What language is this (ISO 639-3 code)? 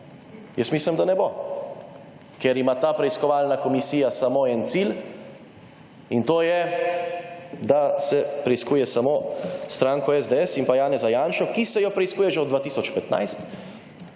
slv